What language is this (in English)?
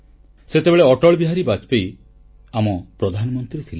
Odia